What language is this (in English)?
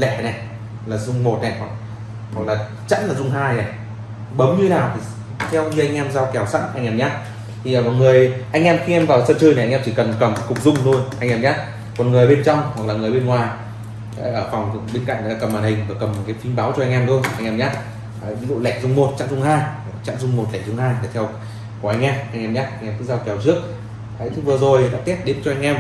Vietnamese